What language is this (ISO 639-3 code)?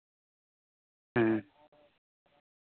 sat